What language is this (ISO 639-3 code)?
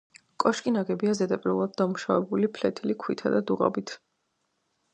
kat